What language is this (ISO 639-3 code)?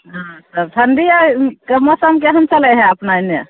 mai